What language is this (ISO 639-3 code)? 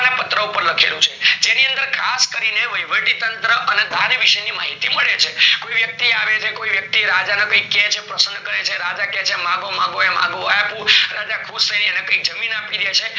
guj